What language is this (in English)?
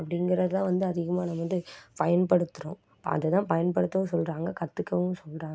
Tamil